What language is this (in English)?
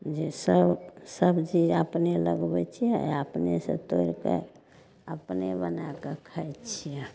Maithili